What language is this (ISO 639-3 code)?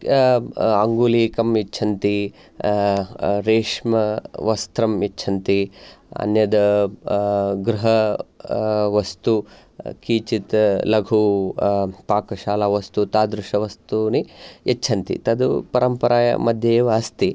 san